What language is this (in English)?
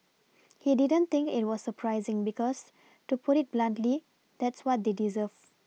English